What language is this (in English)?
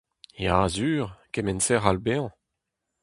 Breton